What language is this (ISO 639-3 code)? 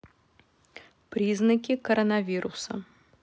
rus